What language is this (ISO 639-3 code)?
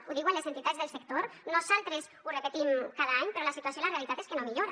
cat